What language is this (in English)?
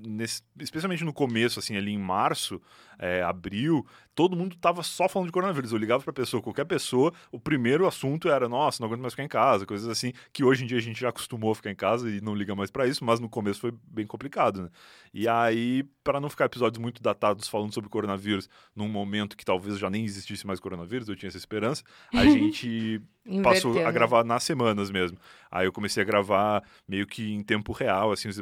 Portuguese